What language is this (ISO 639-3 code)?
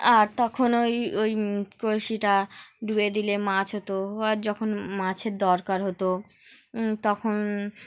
ben